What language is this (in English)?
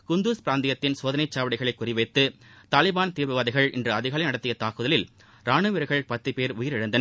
Tamil